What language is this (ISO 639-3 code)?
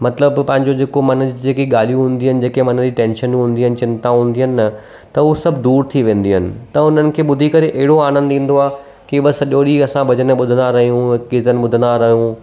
snd